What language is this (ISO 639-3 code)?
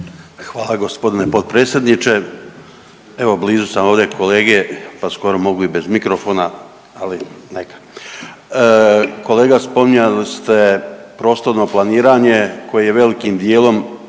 hrv